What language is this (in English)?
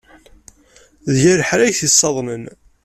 Kabyle